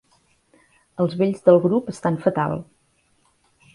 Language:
Catalan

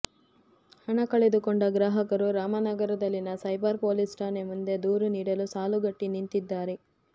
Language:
Kannada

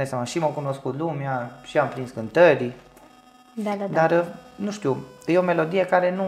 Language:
Romanian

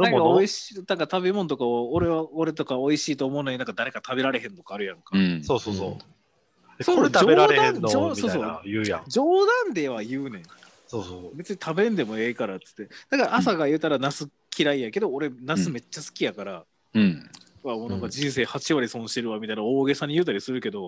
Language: Japanese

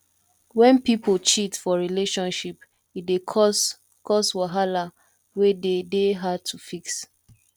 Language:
Nigerian Pidgin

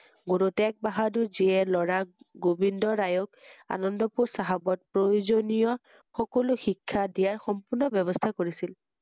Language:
Assamese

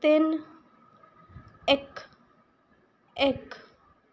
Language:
Punjabi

